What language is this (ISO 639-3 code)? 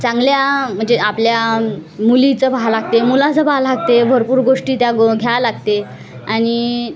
mar